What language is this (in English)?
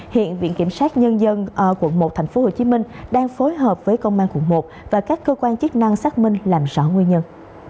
Vietnamese